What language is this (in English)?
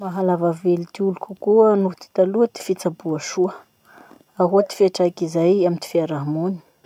Masikoro Malagasy